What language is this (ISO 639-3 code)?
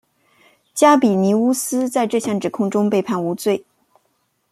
zho